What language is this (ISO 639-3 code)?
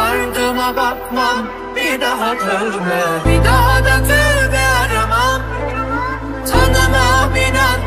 tur